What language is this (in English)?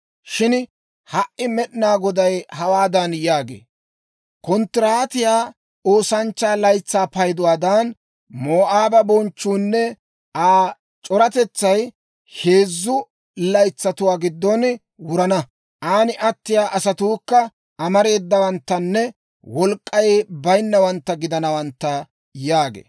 Dawro